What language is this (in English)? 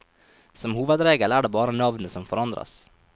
Norwegian